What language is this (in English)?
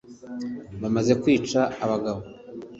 Kinyarwanda